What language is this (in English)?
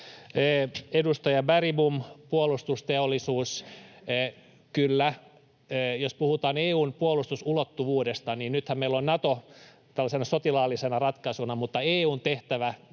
Finnish